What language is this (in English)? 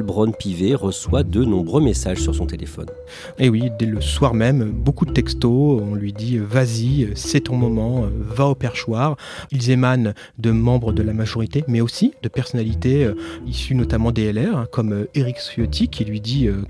French